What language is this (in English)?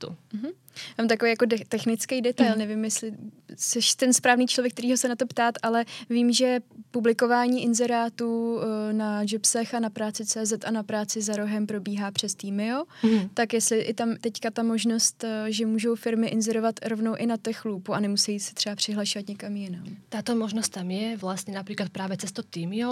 Czech